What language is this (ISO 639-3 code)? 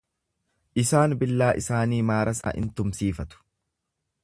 orm